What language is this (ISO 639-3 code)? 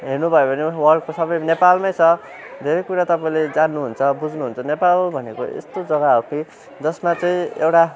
nep